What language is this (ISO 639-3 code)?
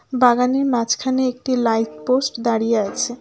ben